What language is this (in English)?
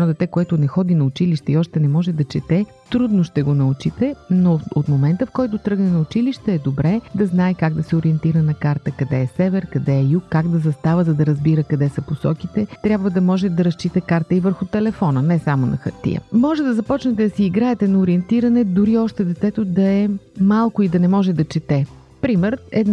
Bulgarian